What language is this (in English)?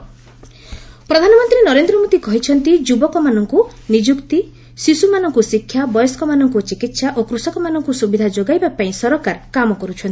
Odia